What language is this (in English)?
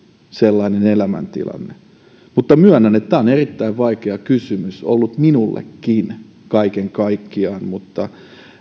Finnish